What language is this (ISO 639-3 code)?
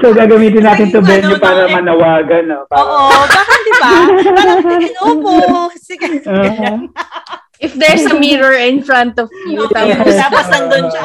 fil